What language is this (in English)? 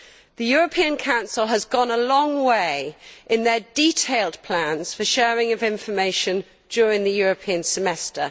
English